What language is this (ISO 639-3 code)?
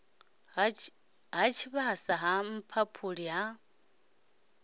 ven